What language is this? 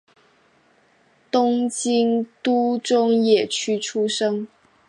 Chinese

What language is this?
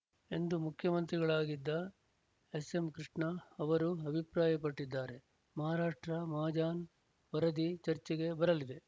Kannada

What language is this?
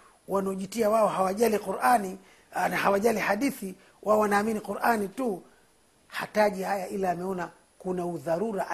Swahili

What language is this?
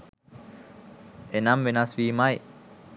Sinhala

